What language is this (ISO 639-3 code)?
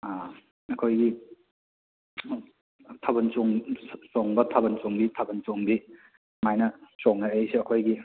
mni